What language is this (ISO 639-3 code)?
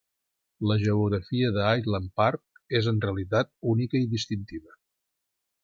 cat